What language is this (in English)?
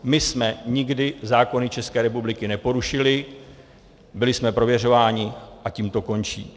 Czech